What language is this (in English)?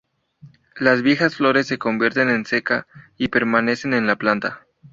Spanish